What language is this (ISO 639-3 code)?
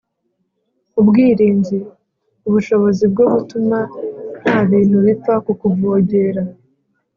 kin